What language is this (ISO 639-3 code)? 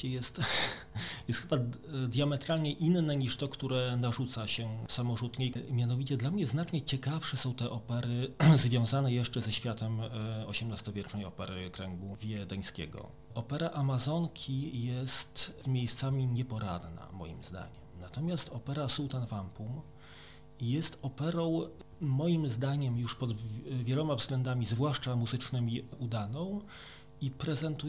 pol